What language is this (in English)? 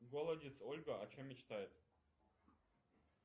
Russian